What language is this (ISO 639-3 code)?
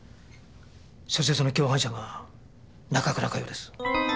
jpn